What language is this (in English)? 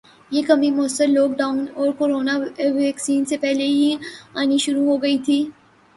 Urdu